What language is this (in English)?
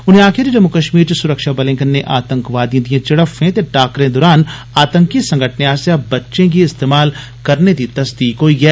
Dogri